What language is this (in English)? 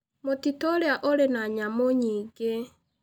Kikuyu